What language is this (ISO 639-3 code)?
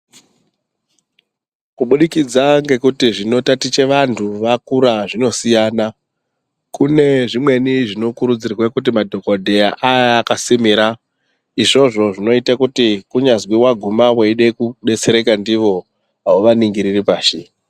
ndc